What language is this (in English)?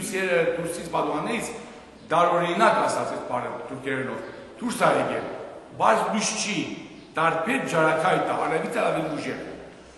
Romanian